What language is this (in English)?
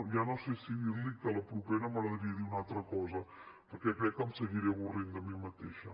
Catalan